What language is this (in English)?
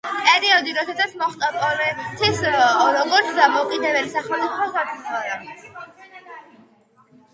Georgian